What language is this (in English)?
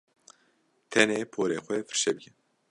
Kurdish